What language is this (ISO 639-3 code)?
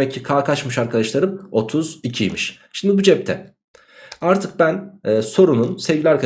tur